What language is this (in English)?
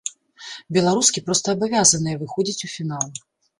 Belarusian